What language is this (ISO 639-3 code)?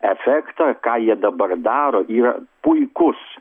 lit